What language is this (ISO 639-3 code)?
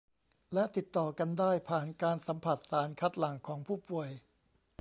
tha